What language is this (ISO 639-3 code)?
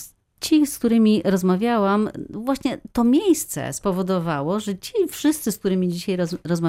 pol